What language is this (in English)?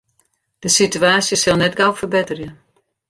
Western Frisian